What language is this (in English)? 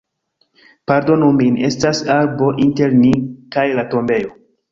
Esperanto